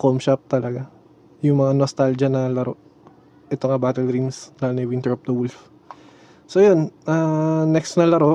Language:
Filipino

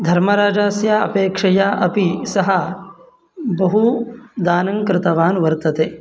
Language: Sanskrit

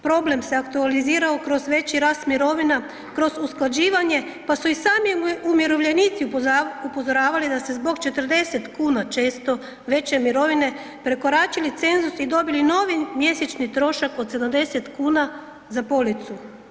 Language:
Croatian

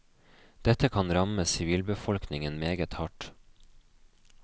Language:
Norwegian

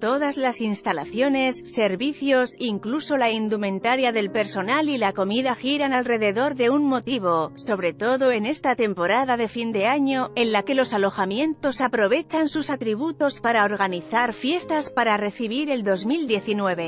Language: Spanish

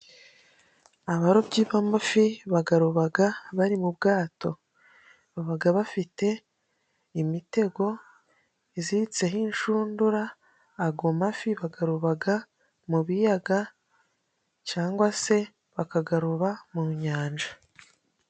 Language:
Kinyarwanda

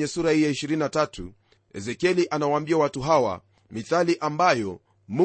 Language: Swahili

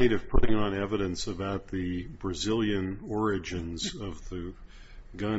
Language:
English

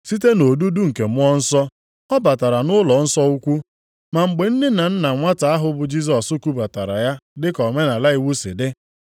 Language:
Igbo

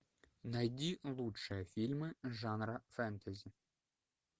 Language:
Russian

